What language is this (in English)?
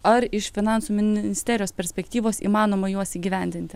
Lithuanian